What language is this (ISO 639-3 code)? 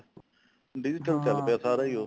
pan